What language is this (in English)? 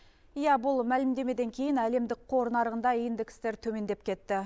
Kazakh